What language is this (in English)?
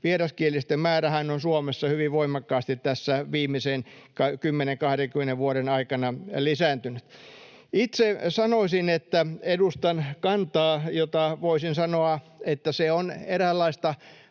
Finnish